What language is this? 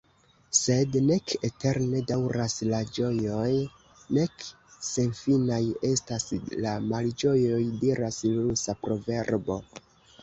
Esperanto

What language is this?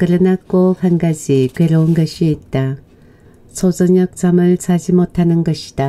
Korean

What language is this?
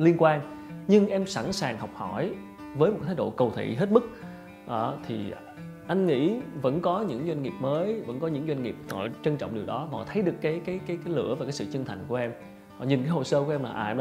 Vietnamese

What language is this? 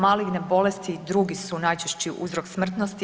Croatian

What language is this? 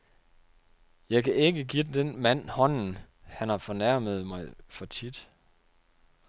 Danish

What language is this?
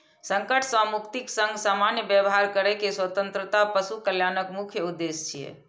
Maithili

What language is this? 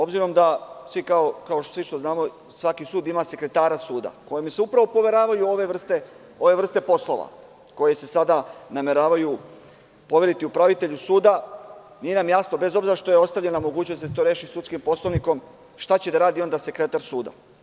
Serbian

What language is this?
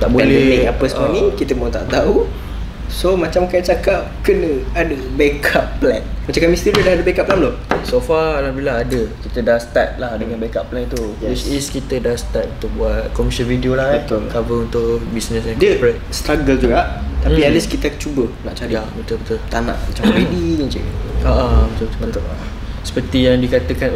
Malay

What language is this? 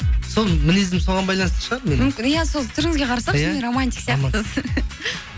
Kazakh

